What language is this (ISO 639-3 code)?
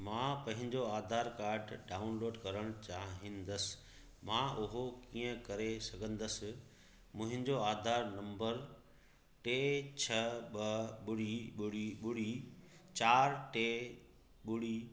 snd